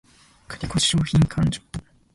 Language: Japanese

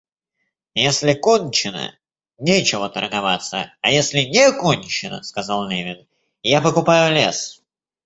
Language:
Russian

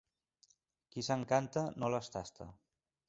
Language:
Catalan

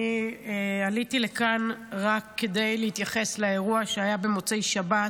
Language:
Hebrew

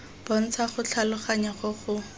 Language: Tswana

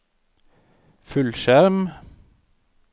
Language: Norwegian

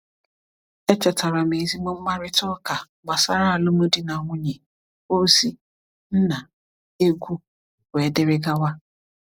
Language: Igbo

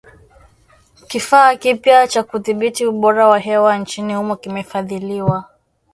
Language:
Swahili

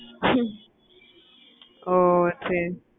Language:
Tamil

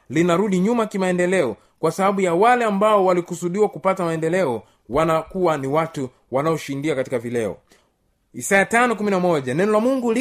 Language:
Swahili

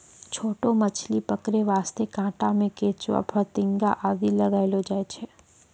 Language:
Maithili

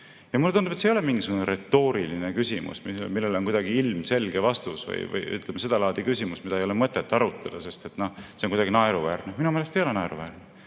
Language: Estonian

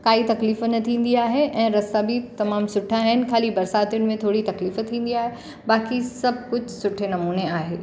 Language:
Sindhi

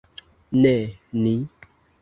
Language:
Esperanto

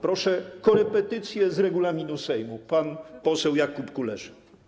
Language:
Polish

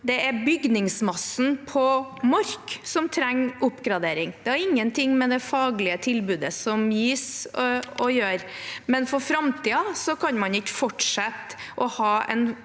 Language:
Norwegian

